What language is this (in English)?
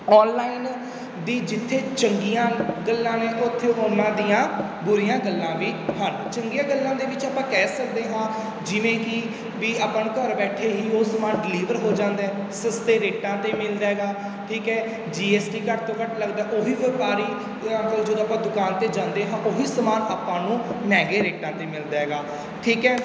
Punjabi